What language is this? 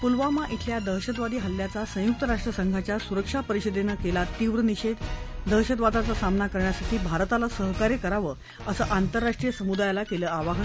Marathi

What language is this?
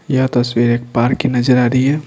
Hindi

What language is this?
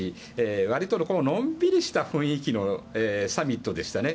Japanese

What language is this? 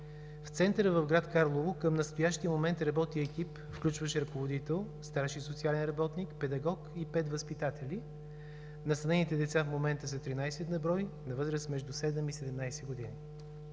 Bulgarian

